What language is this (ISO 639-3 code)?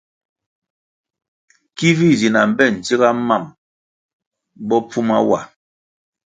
nmg